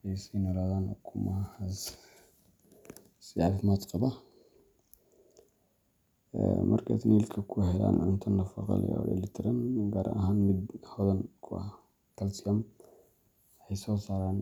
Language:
Somali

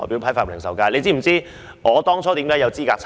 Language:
Cantonese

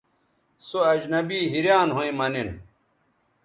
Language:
Bateri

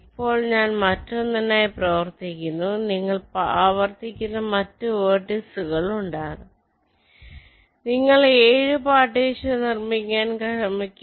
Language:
Malayalam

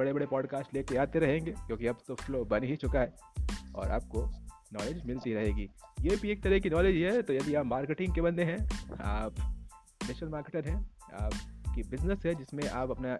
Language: Hindi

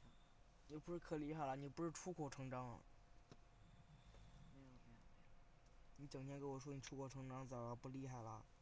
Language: Chinese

